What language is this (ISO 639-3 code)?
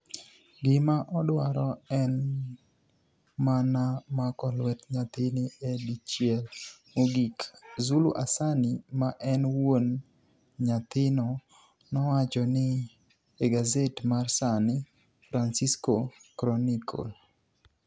luo